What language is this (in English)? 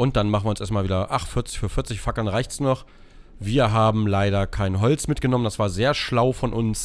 German